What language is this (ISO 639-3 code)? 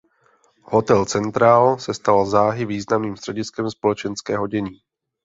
ces